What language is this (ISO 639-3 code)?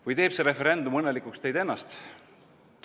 est